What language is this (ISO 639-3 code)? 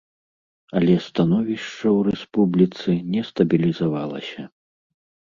bel